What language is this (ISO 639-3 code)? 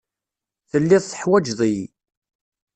kab